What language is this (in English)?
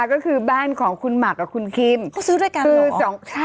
Thai